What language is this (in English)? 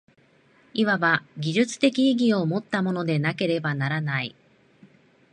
Japanese